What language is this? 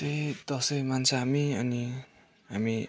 Nepali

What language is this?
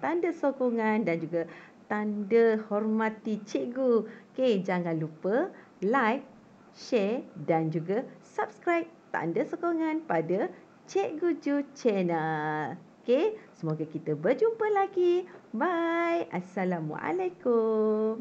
Malay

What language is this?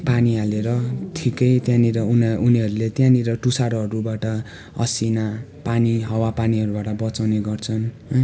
Nepali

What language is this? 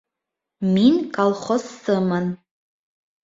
Bashkir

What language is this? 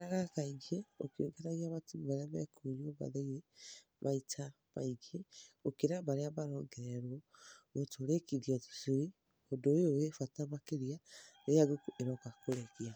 Kikuyu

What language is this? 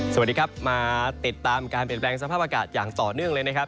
Thai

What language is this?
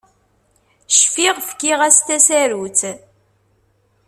Kabyle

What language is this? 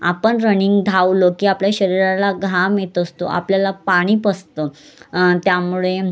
Marathi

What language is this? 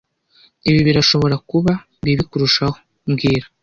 Kinyarwanda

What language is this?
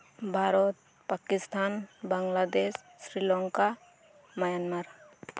Santali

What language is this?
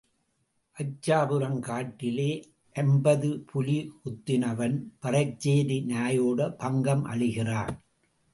Tamil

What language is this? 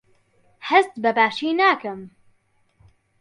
Central Kurdish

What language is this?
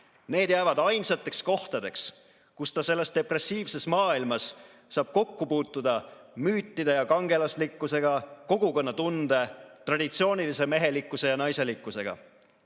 Estonian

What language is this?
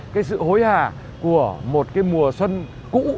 Vietnamese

